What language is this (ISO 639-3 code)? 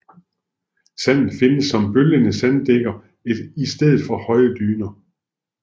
dan